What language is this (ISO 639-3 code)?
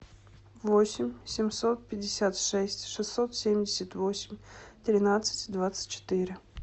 rus